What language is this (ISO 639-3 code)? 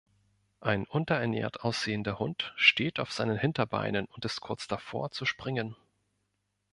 deu